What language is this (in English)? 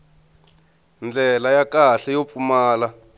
Tsonga